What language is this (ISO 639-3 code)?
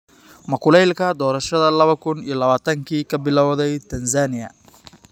som